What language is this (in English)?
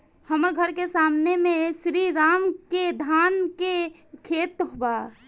Bhojpuri